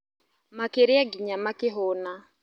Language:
Kikuyu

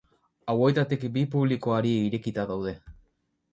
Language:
Basque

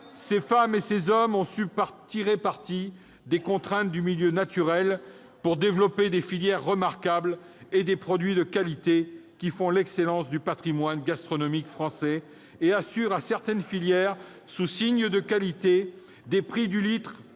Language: French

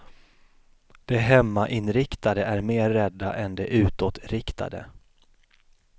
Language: Swedish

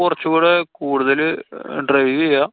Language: Malayalam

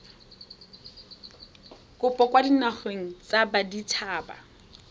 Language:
Tswana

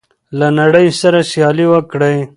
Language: Pashto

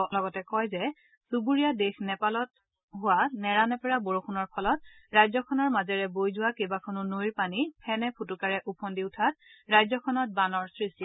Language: Assamese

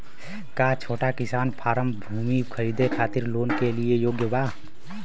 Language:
Bhojpuri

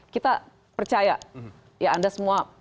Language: Indonesian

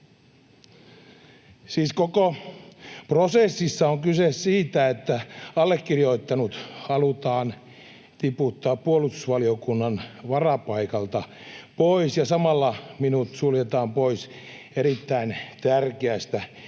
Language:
Finnish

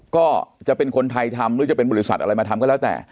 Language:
Thai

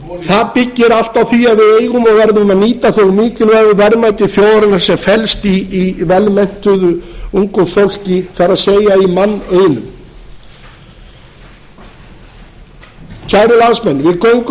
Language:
Icelandic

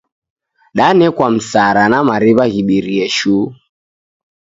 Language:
Taita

